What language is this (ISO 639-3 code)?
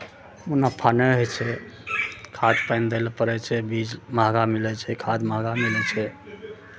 mai